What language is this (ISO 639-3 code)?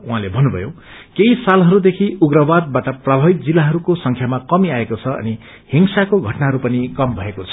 nep